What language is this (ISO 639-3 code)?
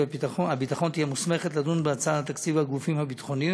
heb